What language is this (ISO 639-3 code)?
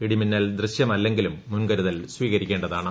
mal